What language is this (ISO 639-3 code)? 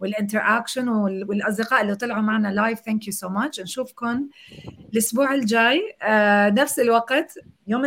ara